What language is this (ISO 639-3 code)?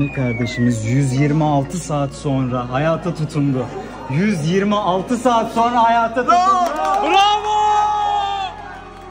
tur